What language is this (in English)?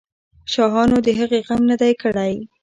Pashto